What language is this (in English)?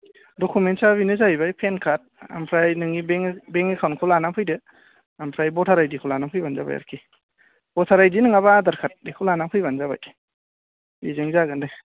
Bodo